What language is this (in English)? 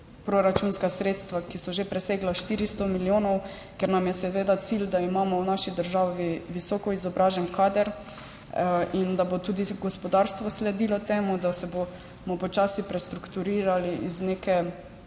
Slovenian